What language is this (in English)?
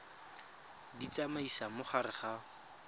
Tswana